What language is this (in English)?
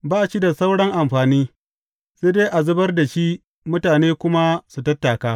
Hausa